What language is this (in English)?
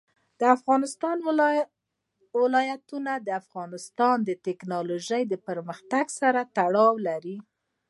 Pashto